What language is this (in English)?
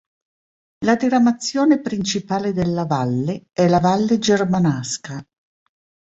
Italian